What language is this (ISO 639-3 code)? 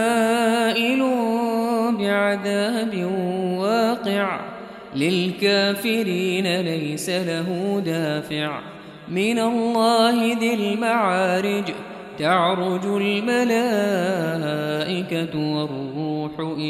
ara